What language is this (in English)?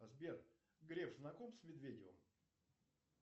Russian